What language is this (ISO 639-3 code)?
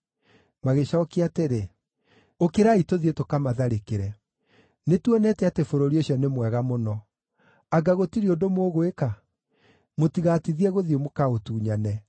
kik